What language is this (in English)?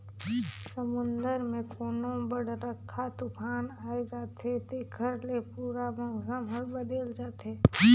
Chhattisgarhi